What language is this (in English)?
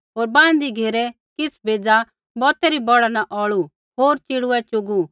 Kullu Pahari